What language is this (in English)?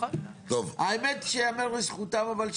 Hebrew